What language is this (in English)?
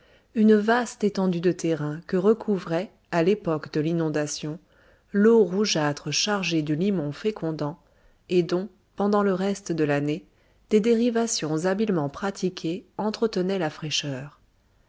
French